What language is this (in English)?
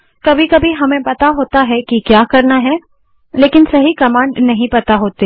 Hindi